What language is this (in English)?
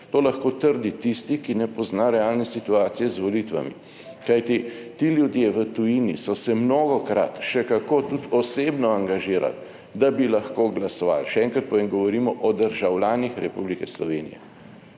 Slovenian